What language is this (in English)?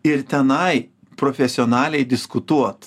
Lithuanian